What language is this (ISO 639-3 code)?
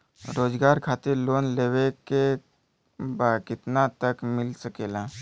bho